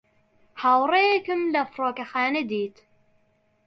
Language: Central Kurdish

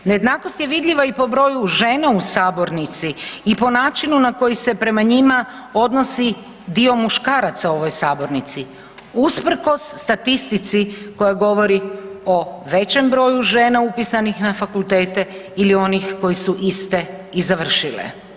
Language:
Croatian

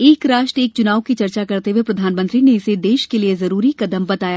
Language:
Hindi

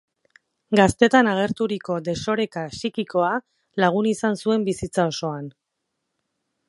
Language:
Basque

